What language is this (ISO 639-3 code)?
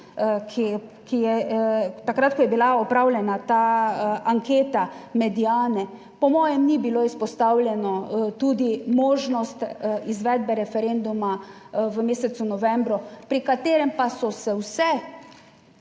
slv